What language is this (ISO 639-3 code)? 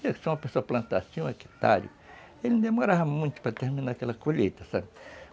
por